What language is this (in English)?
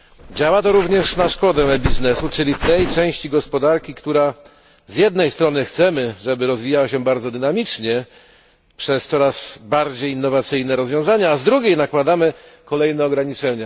Polish